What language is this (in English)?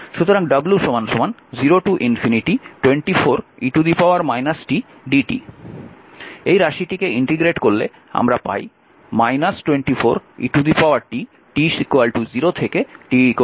Bangla